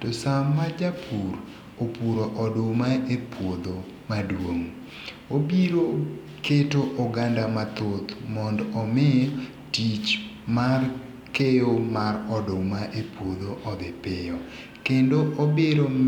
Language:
Luo (Kenya and Tanzania)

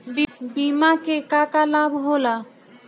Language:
Bhojpuri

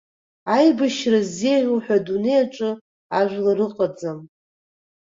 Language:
Abkhazian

